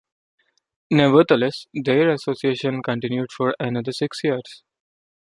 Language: English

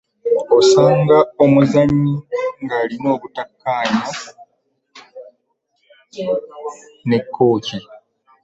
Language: Ganda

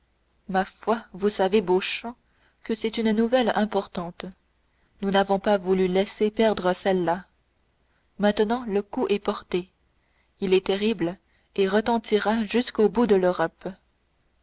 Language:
French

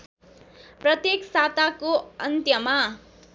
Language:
Nepali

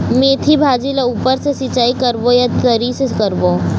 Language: Chhattisgarhi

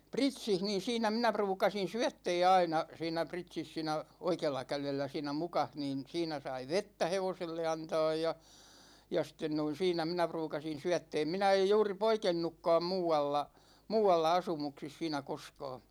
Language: Finnish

